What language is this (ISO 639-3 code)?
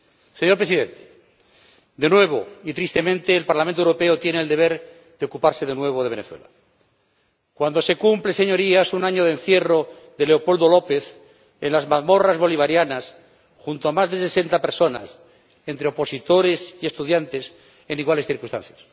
spa